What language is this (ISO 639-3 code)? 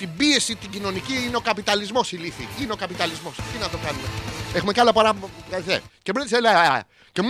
ell